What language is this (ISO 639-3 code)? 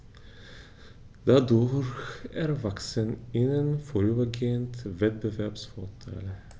deu